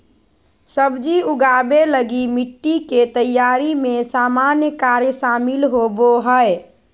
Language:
Magahi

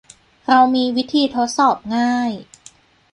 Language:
Thai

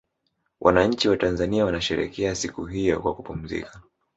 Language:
Swahili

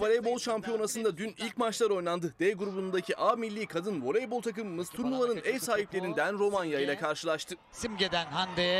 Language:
Turkish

